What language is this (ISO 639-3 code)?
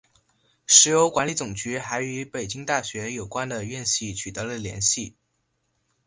zho